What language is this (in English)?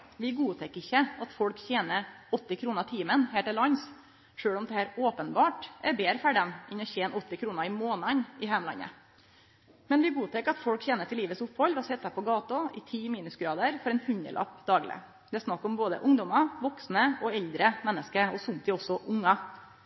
Norwegian Nynorsk